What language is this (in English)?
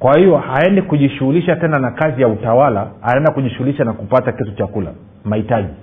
Swahili